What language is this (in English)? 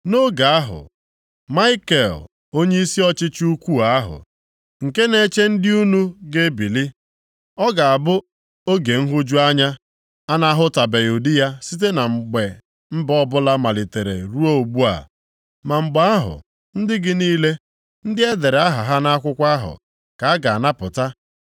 Igbo